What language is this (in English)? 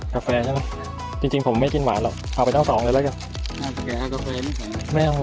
Thai